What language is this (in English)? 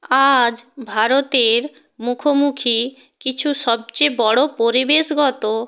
Bangla